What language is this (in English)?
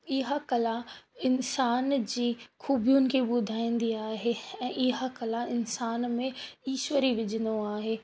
Sindhi